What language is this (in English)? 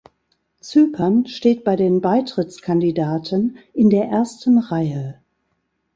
German